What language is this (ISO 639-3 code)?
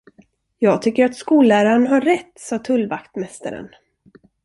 swe